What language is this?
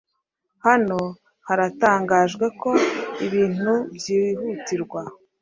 Kinyarwanda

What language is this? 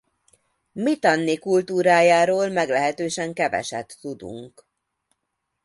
Hungarian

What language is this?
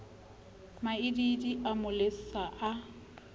Southern Sotho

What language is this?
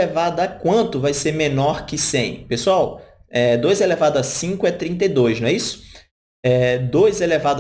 Portuguese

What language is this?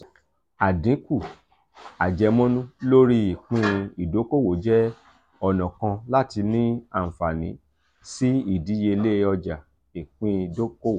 Yoruba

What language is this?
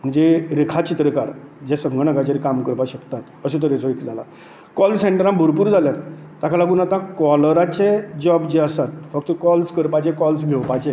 Konkani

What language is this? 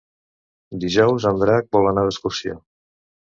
Catalan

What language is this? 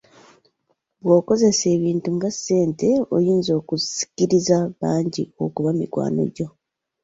Ganda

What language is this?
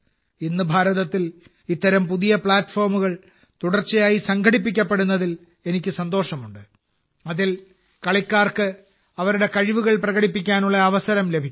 Malayalam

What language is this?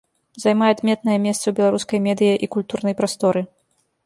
Belarusian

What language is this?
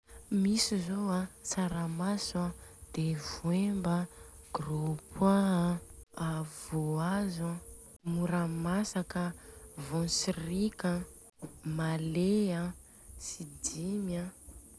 Southern Betsimisaraka Malagasy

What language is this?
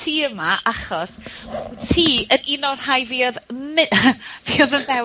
Welsh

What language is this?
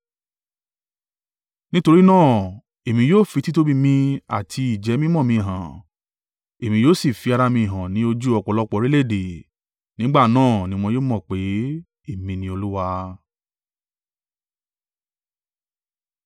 Yoruba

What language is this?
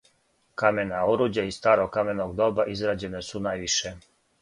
Serbian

